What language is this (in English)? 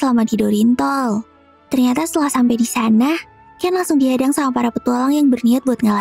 Indonesian